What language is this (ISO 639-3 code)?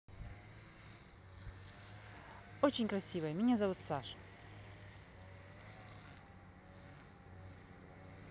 rus